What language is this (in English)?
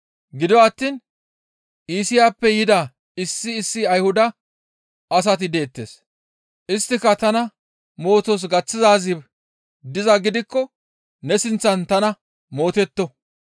Gamo